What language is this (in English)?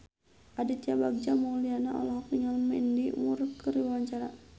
Sundanese